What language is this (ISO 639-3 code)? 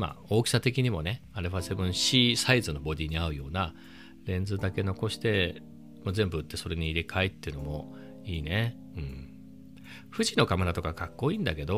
jpn